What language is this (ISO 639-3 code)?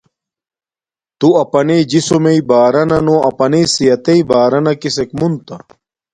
dmk